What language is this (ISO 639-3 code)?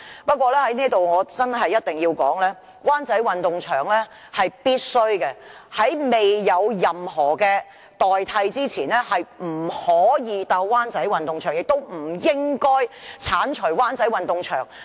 yue